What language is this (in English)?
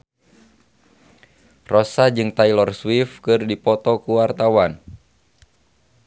Sundanese